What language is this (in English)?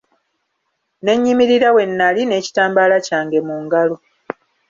Ganda